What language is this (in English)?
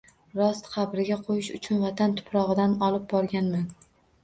Uzbek